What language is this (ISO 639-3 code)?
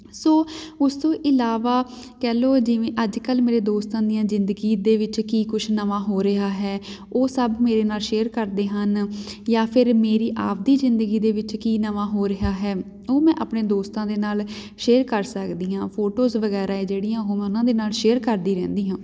pan